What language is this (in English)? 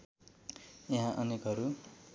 Nepali